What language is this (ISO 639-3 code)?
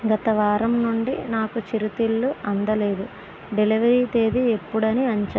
tel